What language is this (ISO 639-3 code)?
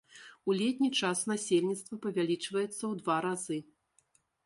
bel